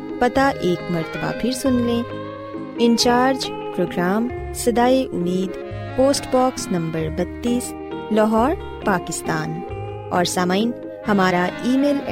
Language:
Urdu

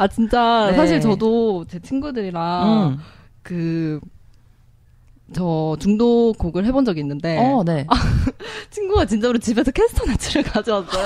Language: Korean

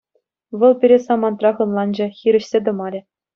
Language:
Chuvash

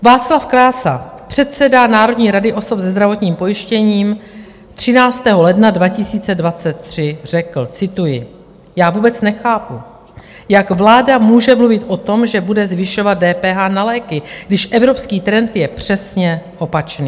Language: Czech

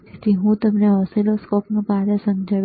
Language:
Gujarati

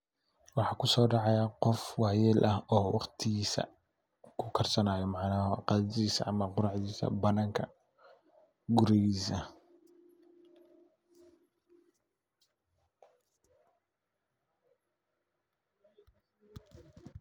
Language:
Somali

